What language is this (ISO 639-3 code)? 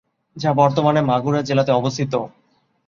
ben